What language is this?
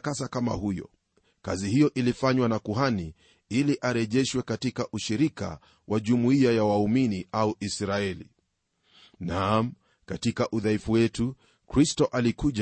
Swahili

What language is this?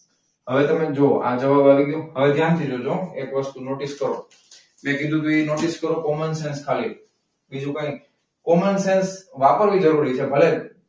Gujarati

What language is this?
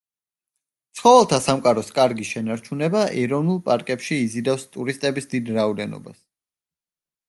Georgian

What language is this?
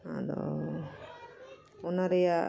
Santali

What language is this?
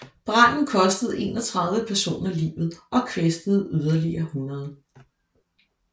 Danish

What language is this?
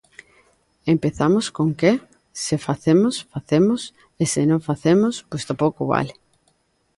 Galician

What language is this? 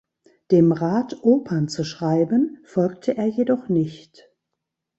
German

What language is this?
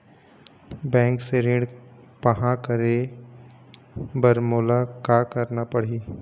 Chhattisgarhi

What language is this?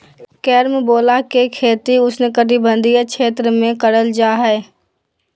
Magahi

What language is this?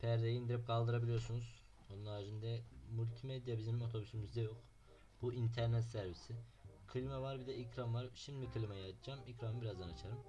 Turkish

